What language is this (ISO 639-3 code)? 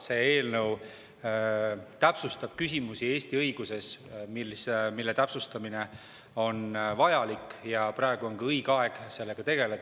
est